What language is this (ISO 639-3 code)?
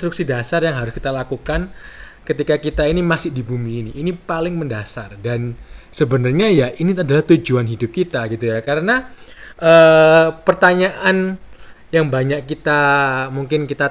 ind